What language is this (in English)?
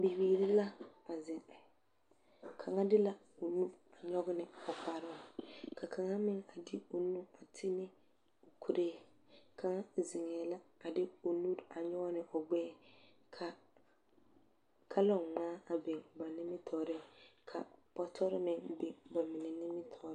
Southern Dagaare